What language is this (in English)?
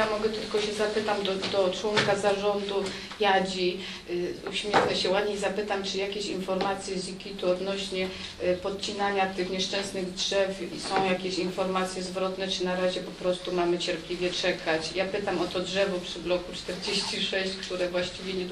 Polish